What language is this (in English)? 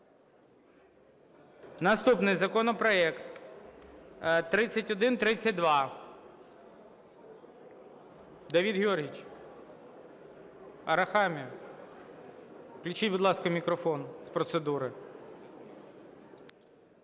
Ukrainian